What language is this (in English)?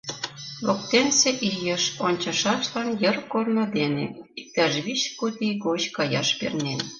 Mari